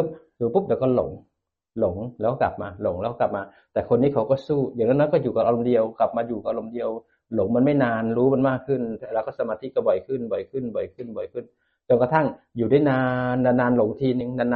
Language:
Thai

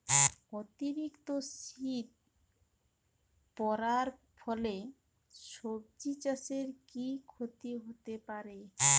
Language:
Bangla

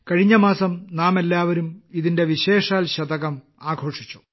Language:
Malayalam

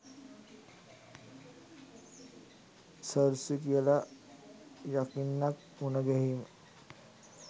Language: Sinhala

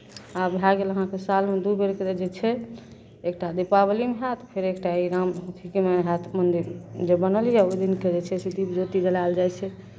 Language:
Maithili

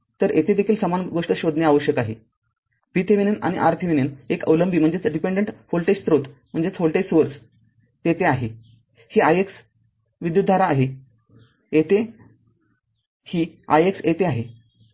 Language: Marathi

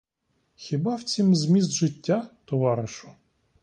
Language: Ukrainian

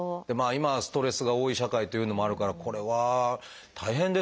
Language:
Japanese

